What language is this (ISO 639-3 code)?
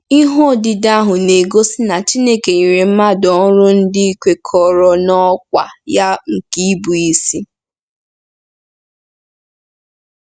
ibo